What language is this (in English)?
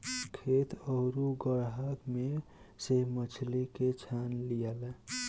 Bhojpuri